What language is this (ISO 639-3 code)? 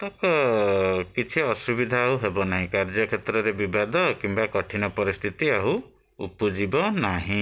ori